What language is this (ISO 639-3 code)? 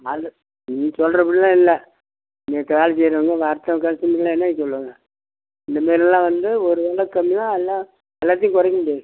tam